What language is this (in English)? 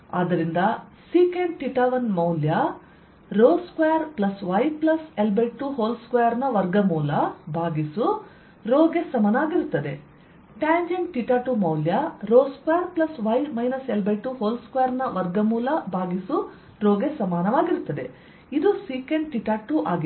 Kannada